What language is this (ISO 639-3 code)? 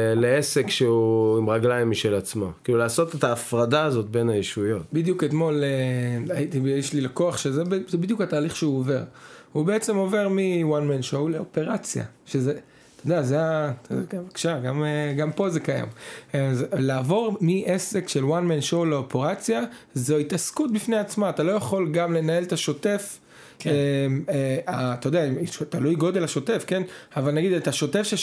heb